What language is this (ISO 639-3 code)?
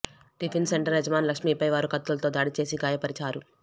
tel